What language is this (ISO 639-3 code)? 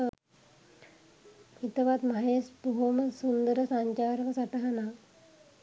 sin